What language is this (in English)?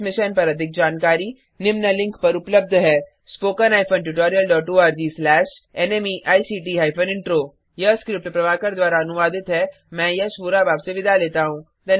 Hindi